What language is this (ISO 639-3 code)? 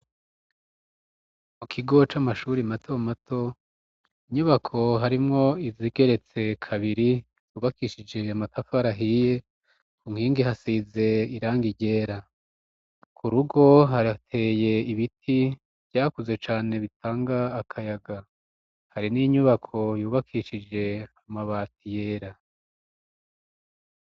run